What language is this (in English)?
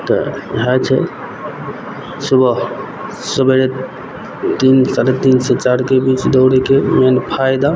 Maithili